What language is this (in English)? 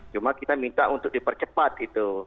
Indonesian